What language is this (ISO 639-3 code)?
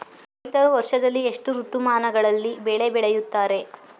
kan